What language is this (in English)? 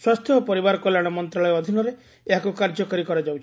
Odia